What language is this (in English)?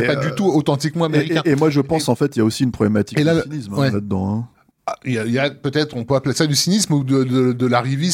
French